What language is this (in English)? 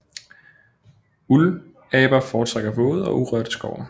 Danish